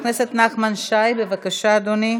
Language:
Hebrew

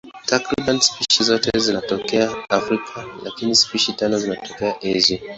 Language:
Swahili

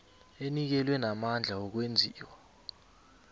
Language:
South Ndebele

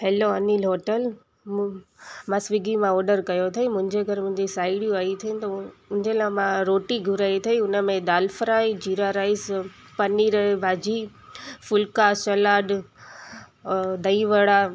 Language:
Sindhi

